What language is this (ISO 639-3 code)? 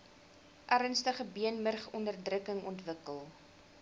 afr